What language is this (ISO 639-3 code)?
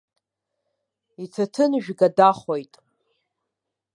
abk